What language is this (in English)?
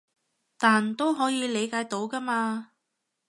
Cantonese